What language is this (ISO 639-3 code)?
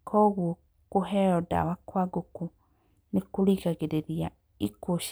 kik